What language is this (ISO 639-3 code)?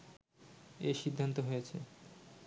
ben